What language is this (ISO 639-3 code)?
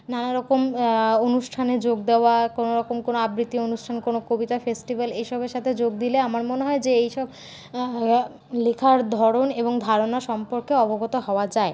ben